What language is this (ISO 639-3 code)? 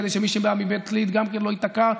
heb